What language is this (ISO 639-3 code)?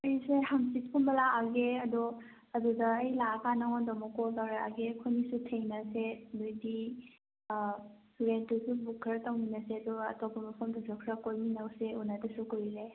mni